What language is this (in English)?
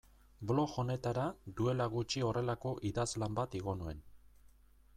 Basque